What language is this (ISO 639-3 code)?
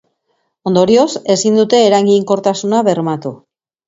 eus